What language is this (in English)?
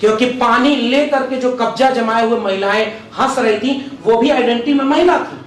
Hindi